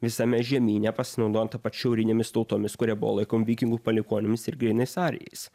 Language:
Lithuanian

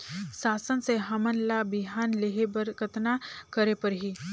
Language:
Chhattisgarhi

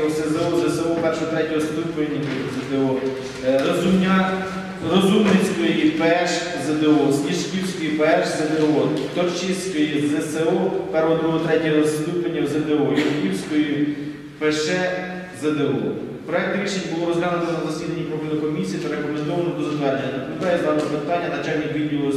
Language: Ukrainian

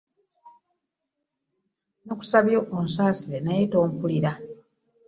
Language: Ganda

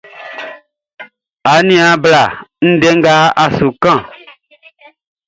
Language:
Baoulé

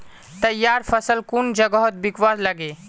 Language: Magahi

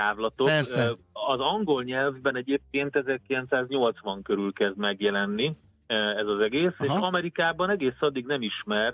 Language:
Hungarian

